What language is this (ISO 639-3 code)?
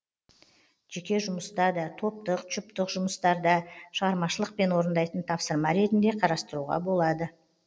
kaz